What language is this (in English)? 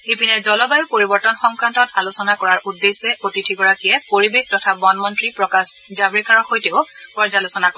Assamese